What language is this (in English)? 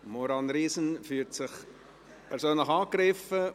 Swiss German